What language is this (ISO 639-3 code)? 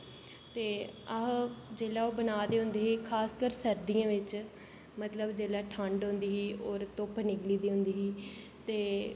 doi